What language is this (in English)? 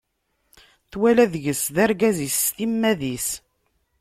Kabyle